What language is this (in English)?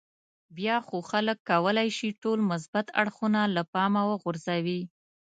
Pashto